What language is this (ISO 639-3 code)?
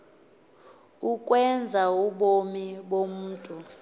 xho